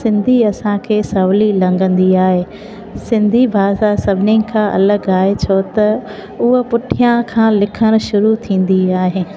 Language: Sindhi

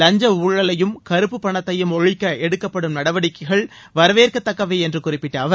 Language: Tamil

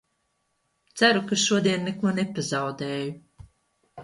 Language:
Latvian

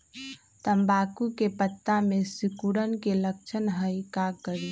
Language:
Magahi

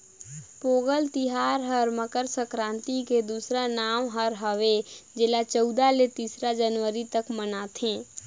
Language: Chhattisgarhi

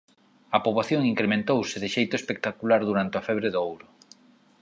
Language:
Galician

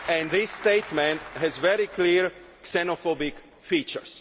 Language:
English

